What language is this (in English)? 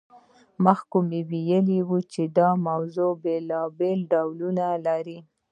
Pashto